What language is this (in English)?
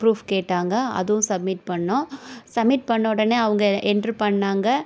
Tamil